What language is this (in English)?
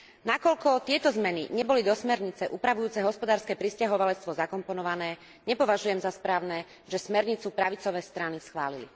Slovak